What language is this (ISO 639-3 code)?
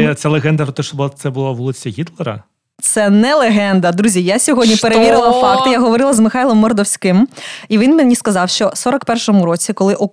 ukr